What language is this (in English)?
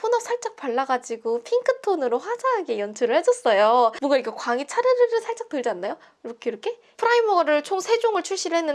Korean